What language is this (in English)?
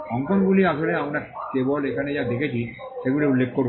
Bangla